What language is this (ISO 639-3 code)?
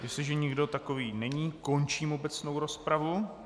ces